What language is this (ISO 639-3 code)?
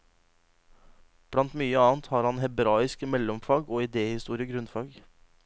nor